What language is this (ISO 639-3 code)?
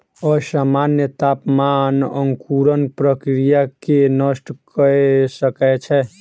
mai